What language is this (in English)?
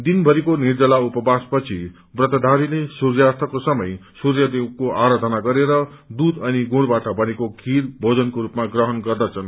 Nepali